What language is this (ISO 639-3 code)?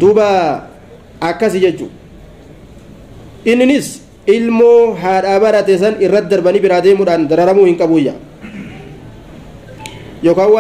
ara